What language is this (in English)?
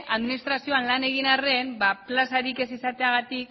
Basque